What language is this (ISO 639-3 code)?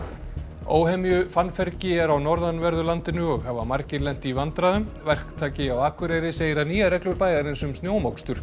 isl